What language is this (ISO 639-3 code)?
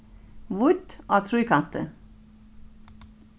fao